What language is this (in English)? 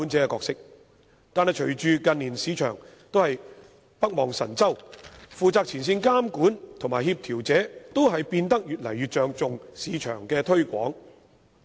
Cantonese